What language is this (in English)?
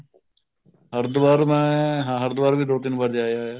Punjabi